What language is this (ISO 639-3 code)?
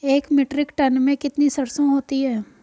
hin